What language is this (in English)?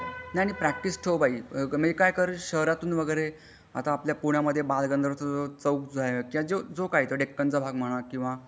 Marathi